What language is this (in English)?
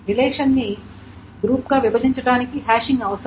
Telugu